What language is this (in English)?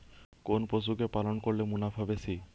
Bangla